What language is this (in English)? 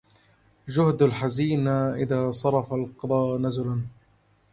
Arabic